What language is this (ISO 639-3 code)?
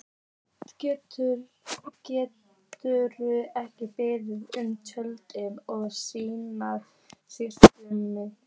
isl